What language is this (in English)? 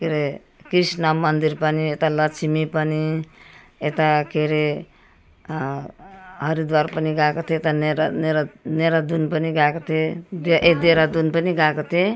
Nepali